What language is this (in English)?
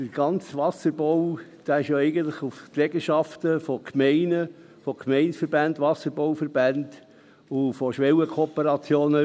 Swiss German